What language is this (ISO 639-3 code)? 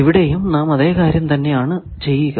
mal